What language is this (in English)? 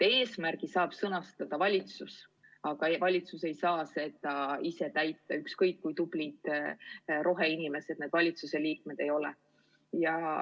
Estonian